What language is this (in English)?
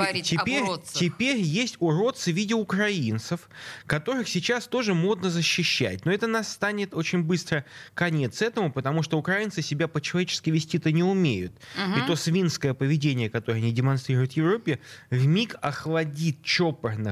Russian